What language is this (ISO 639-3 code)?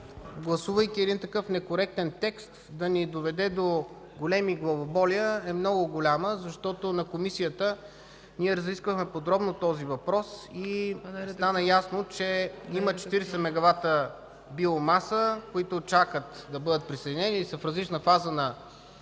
bul